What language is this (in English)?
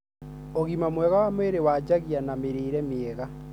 Kikuyu